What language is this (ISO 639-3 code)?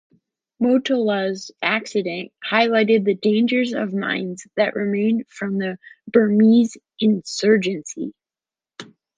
eng